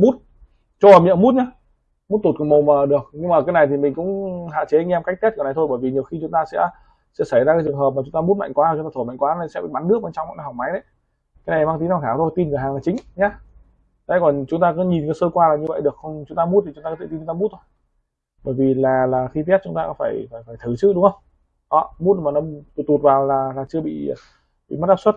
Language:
Vietnamese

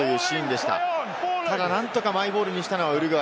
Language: Japanese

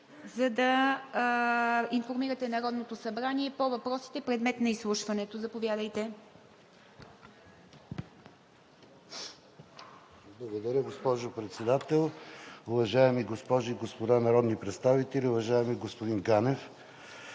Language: Bulgarian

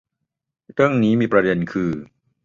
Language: Thai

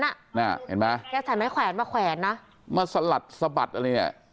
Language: Thai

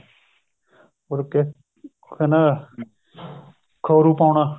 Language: Punjabi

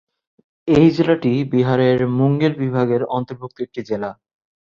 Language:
Bangla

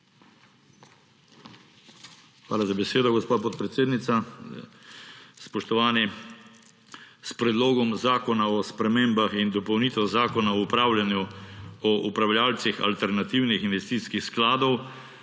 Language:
Slovenian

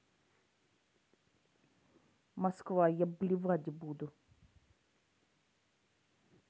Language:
Russian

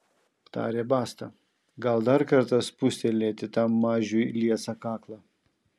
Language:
Lithuanian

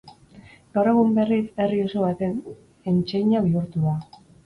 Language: Basque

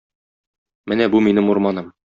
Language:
Tatar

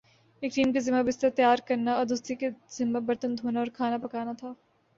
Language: Urdu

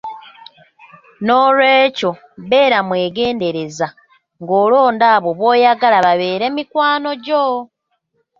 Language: Ganda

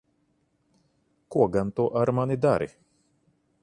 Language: Latvian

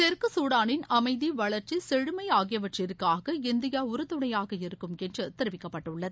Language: Tamil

